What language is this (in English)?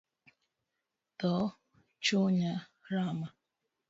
Luo (Kenya and Tanzania)